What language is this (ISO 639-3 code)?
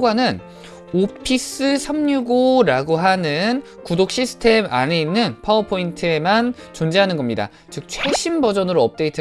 kor